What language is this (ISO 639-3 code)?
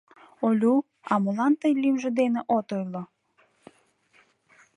chm